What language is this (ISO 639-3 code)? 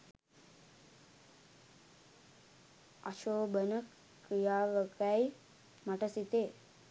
sin